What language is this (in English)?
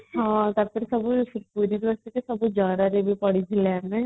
Odia